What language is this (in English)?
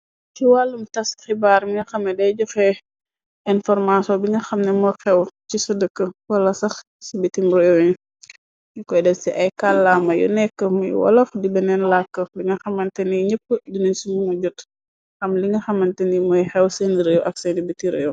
Wolof